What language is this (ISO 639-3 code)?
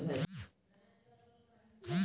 hne